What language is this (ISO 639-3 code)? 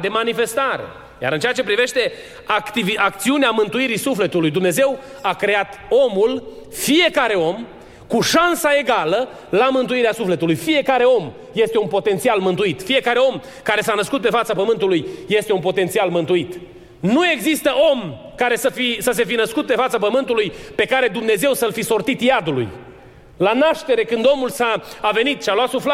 ron